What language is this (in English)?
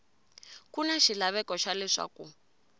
Tsonga